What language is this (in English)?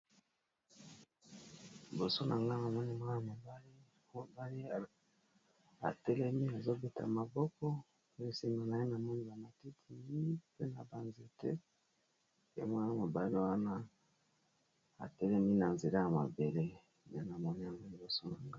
Lingala